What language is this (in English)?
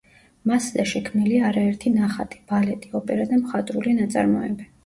Georgian